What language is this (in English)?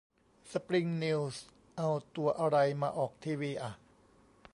Thai